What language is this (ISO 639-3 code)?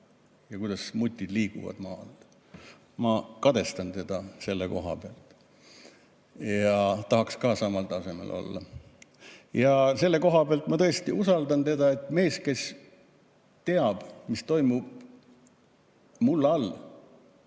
est